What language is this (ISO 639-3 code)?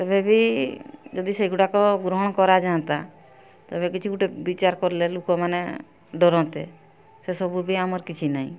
ori